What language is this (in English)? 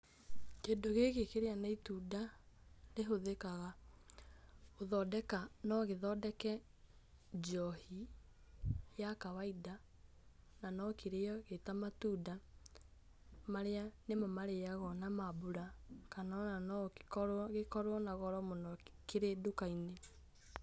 Kikuyu